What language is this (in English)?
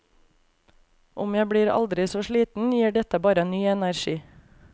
Norwegian